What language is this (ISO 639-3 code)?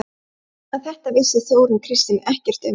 isl